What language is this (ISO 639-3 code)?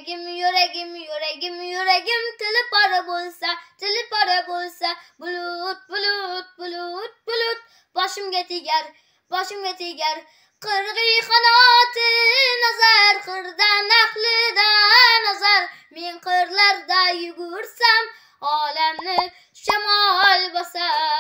tur